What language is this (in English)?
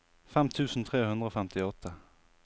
Norwegian